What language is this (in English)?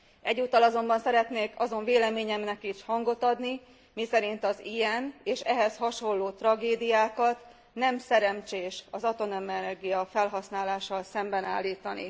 Hungarian